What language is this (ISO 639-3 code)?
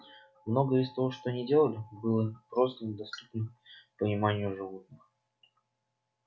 rus